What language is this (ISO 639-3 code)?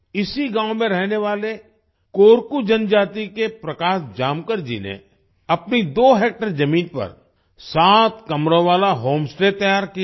hin